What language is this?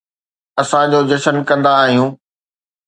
Sindhi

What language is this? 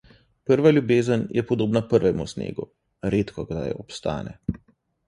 Slovenian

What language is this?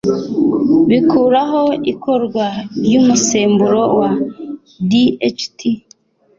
Kinyarwanda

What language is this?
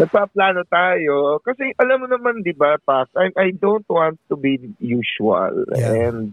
Filipino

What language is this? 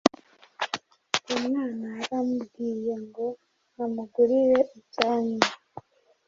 Kinyarwanda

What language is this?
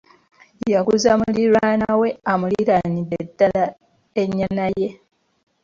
Ganda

